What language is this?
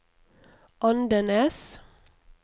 Norwegian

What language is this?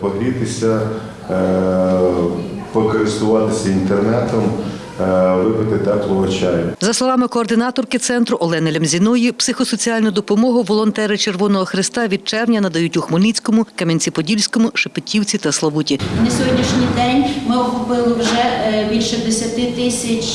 Ukrainian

